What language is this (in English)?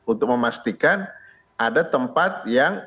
Indonesian